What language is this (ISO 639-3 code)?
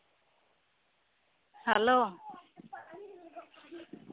sat